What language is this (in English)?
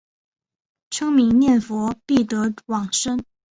Chinese